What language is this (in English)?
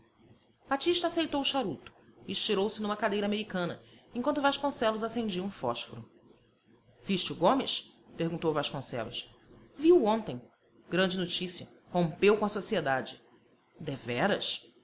Portuguese